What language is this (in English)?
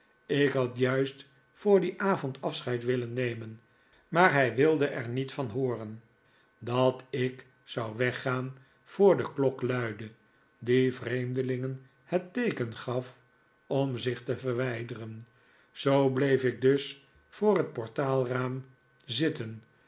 Dutch